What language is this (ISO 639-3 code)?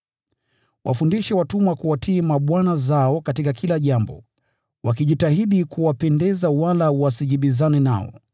swa